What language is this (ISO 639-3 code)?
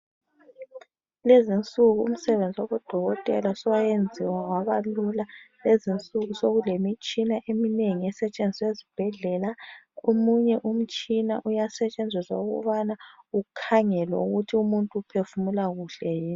nde